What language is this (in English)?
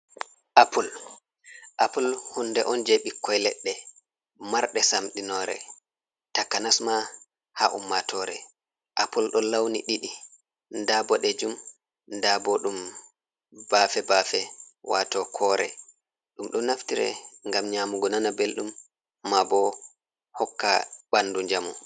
Fula